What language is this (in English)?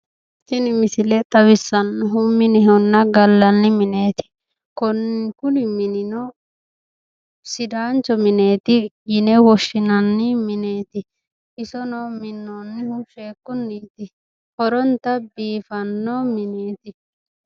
Sidamo